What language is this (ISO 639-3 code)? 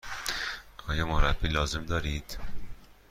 fas